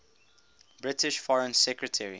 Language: English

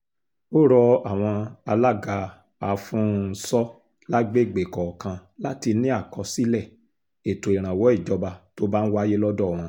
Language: Yoruba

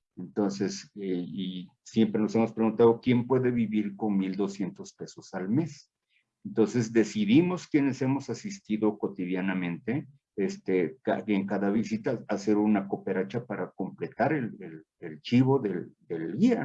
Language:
Spanish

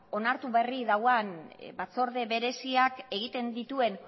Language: Basque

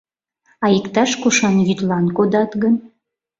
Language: Mari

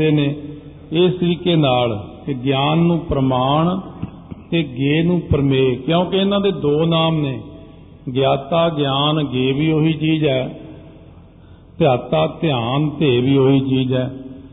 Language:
Punjabi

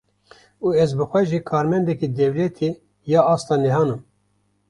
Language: Kurdish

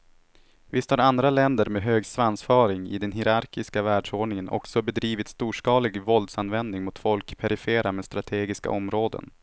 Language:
Swedish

